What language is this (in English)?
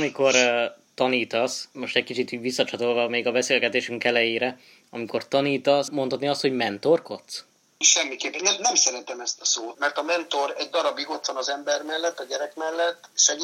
Hungarian